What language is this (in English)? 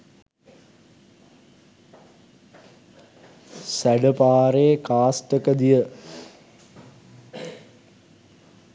Sinhala